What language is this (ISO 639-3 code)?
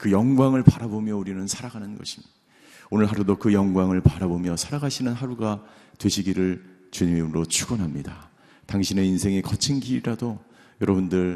kor